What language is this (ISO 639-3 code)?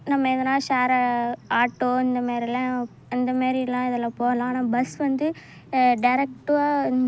tam